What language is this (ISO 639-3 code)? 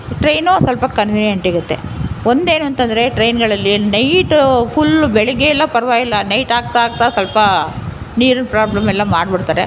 kan